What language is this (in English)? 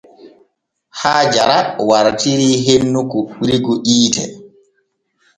Borgu Fulfulde